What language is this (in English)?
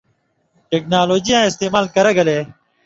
Indus Kohistani